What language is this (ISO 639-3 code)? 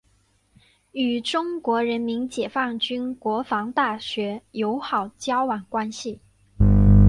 zho